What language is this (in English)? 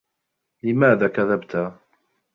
Arabic